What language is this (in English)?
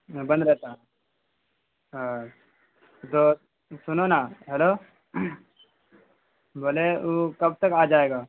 Urdu